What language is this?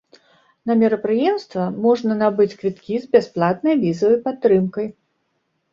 Belarusian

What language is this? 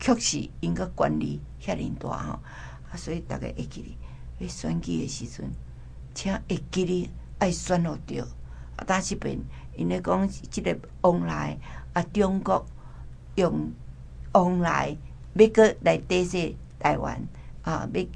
Chinese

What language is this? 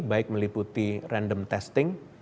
Indonesian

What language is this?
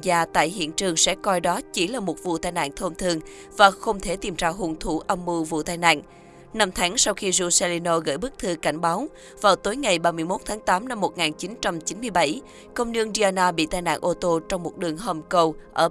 Vietnamese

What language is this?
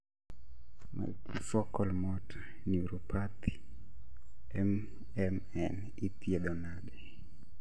Luo (Kenya and Tanzania)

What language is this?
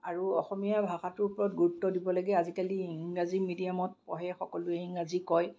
Assamese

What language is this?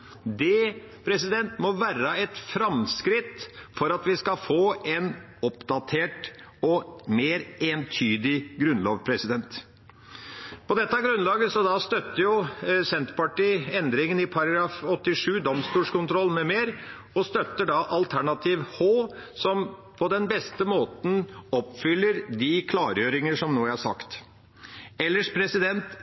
Norwegian Bokmål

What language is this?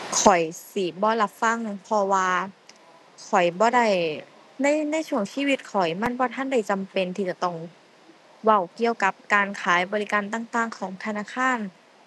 Thai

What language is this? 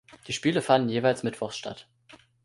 German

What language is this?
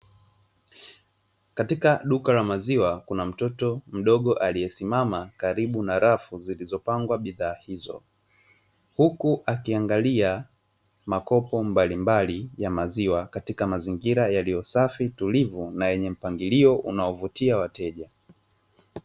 Swahili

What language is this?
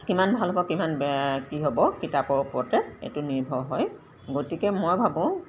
Assamese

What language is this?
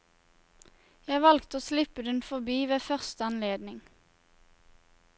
Norwegian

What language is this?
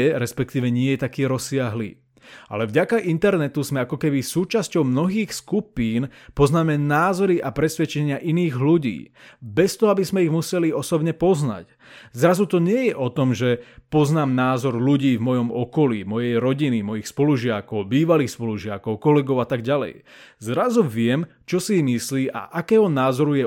Slovak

